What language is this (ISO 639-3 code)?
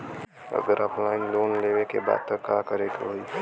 bho